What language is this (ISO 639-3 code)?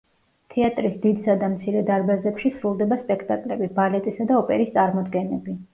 kat